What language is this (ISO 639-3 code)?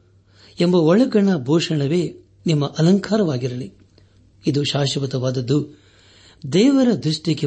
kan